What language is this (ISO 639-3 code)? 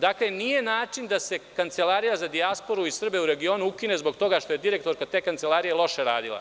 srp